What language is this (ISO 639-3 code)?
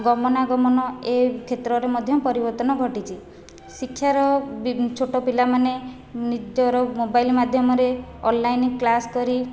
ori